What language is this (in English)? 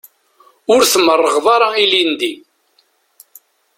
Kabyle